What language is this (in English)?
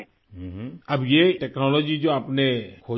Urdu